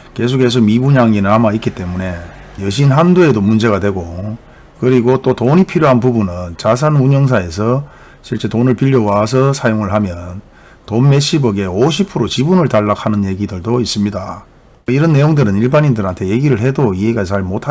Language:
Korean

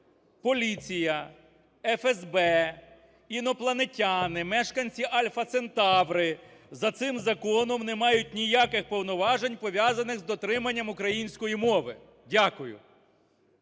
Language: Ukrainian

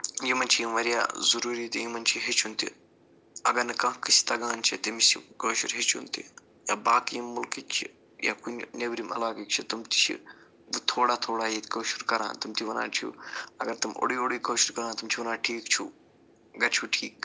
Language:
Kashmiri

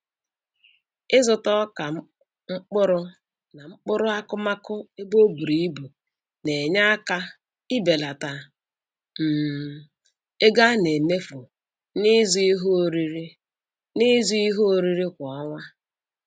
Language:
Igbo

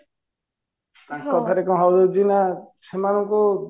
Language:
Odia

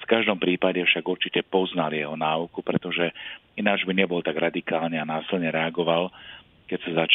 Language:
Slovak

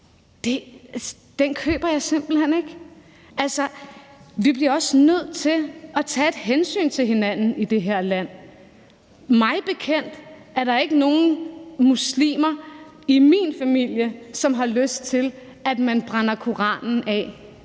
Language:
Danish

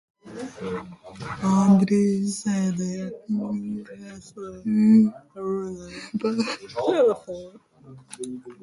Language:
Latvian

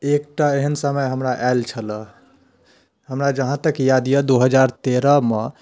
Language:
Maithili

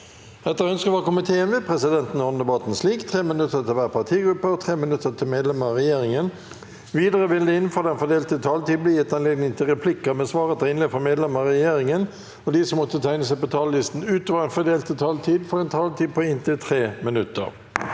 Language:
Norwegian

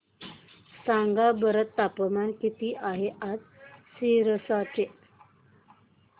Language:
Marathi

